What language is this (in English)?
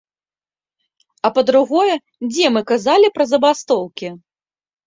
Belarusian